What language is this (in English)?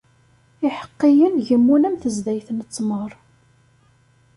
Kabyle